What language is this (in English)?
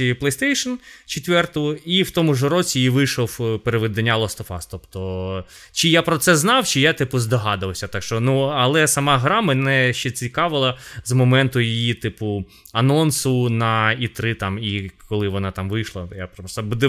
Ukrainian